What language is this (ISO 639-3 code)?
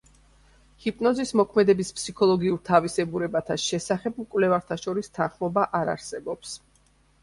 kat